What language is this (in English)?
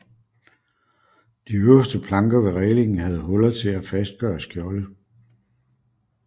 Danish